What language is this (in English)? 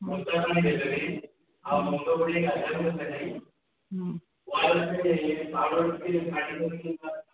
Odia